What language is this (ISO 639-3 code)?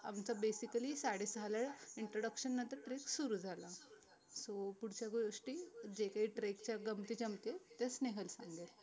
mar